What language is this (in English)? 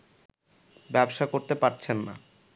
Bangla